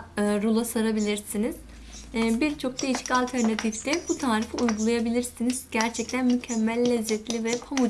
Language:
Turkish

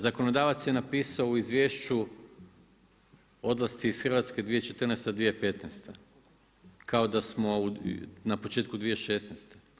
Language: Croatian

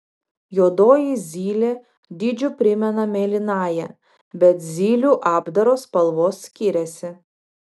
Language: Lithuanian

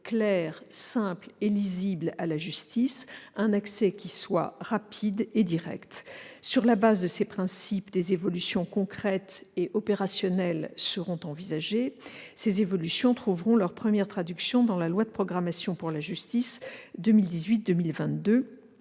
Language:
French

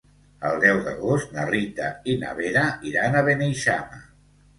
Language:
Catalan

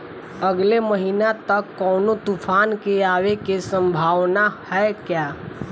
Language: Bhojpuri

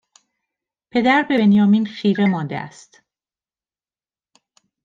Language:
Persian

